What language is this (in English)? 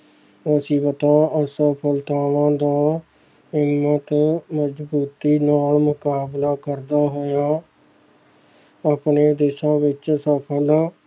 Punjabi